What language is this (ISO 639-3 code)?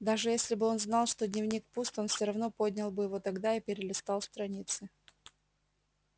rus